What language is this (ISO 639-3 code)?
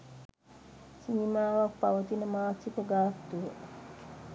sin